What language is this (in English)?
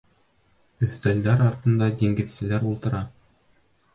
Bashkir